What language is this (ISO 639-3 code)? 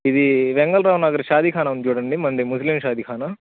tel